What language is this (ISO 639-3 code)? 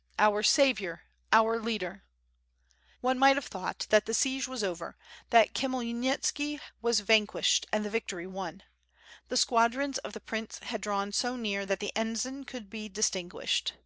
eng